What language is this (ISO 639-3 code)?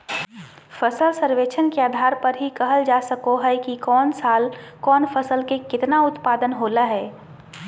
mag